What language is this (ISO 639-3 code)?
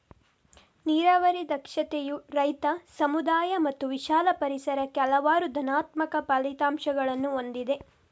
kan